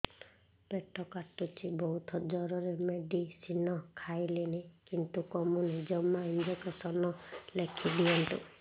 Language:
Odia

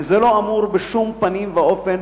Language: Hebrew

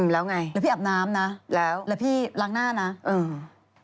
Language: Thai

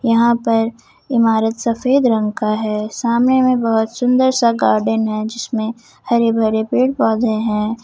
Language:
Hindi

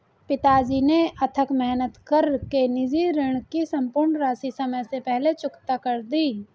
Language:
Hindi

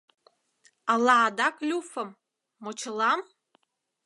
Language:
Mari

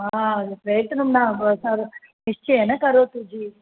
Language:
Sanskrit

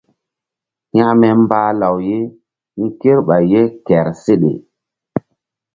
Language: Mbum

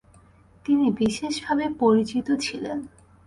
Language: Bangla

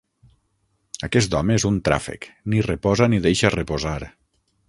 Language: Catalan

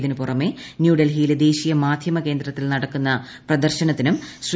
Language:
Malayalam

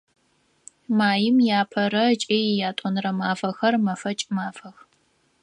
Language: Adyghe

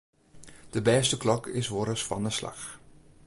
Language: Western Frisian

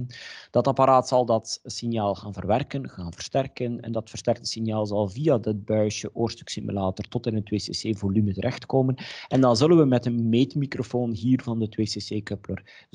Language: Dutch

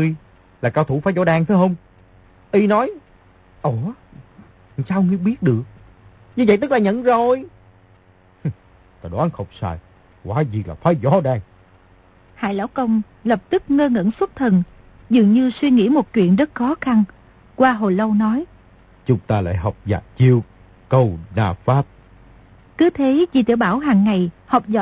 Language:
Vietnamese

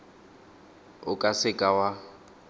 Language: Tswana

